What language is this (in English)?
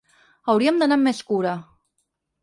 Catalan